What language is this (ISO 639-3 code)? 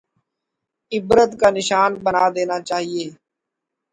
urd